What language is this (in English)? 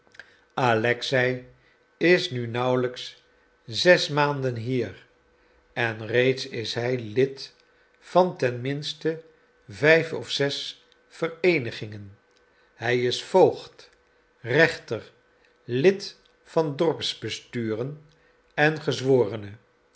Dutch